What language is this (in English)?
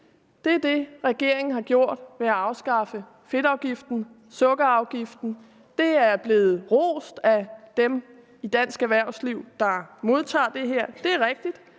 Danish